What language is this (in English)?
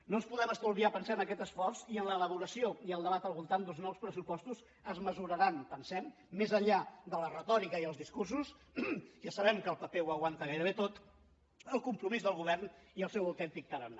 Catalan